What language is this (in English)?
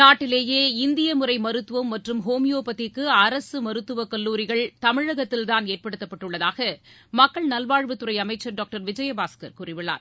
Tamil